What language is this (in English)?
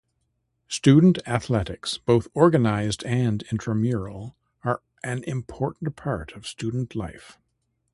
English